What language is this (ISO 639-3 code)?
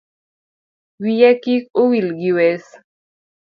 luo